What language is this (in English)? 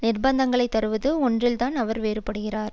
Tamil